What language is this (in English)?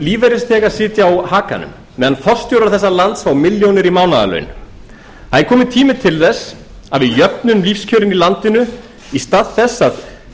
Icelandic